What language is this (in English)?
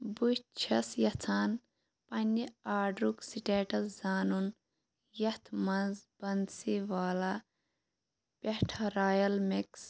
Kashmiri